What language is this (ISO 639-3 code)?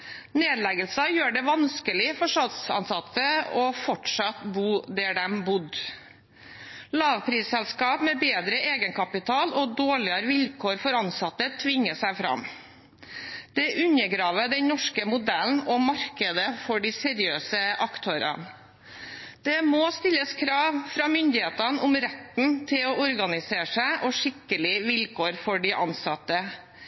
nob